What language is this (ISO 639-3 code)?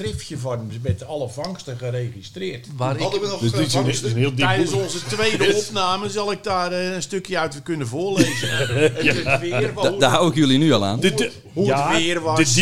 nld